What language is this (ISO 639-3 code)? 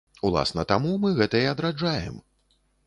bel